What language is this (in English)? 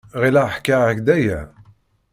Kabyle